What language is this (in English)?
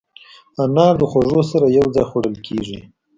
Pashto